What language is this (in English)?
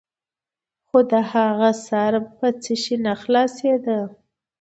Pashto